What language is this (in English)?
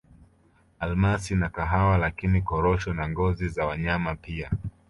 Swahili